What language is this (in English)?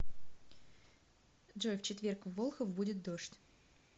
Russian